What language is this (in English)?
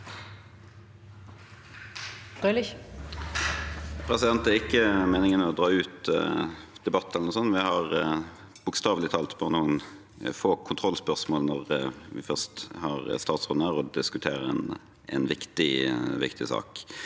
Norwegian